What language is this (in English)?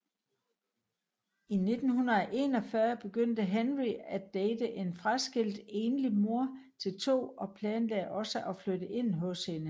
Danish